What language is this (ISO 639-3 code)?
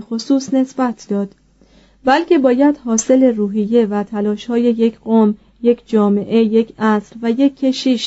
fas